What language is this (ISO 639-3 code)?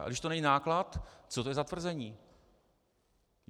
ces